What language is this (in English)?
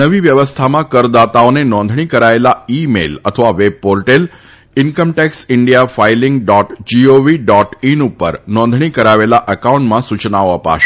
Gujarati